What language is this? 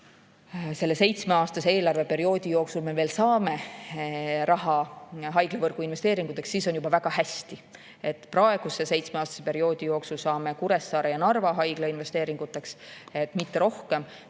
Estonian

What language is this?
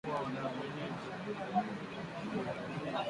Swahili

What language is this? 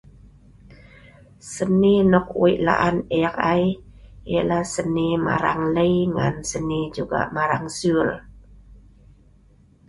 Sa'ban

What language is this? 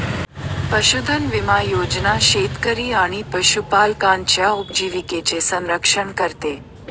Marathi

